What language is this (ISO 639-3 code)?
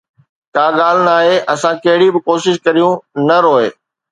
snd